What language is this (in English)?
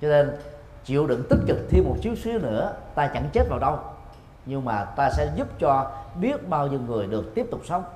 Vietnamese